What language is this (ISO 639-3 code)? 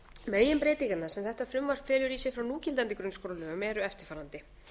isl